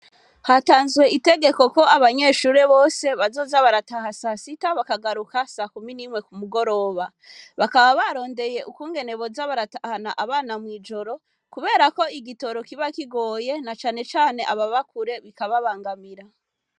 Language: Rundi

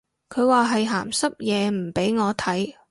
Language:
Cantonese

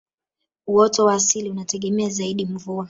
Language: Swahili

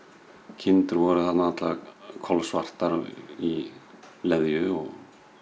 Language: Icelandic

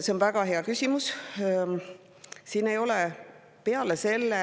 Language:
Estonian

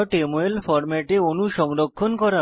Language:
Bangla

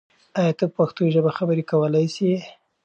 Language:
Pashto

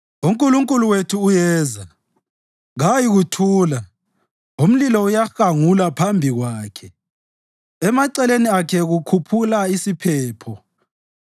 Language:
North Ndebele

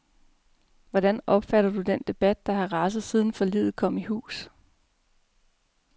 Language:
Danish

